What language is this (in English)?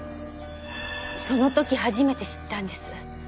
Japanese